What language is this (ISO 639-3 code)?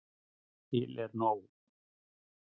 isl